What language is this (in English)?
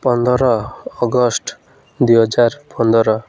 Odia